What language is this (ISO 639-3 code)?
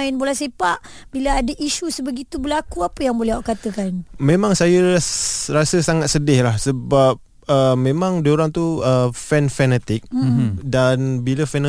msa